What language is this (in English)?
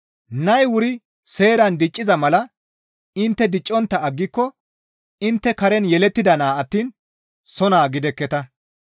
Gamo